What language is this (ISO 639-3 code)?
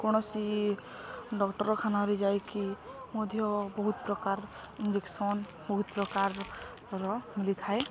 ori